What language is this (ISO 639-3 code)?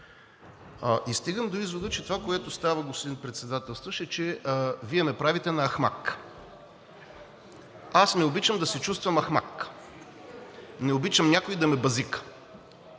bul